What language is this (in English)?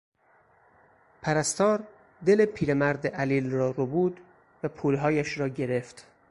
Persian